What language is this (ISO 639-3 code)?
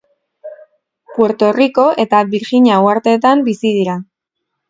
eus